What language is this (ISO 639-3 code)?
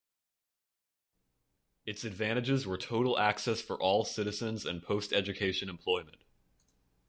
eng